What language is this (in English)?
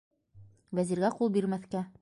Bashkir